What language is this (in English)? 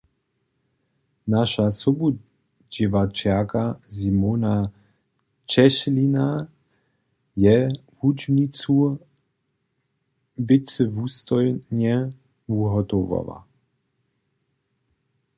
Upper Sorbian